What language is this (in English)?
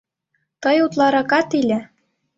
Mari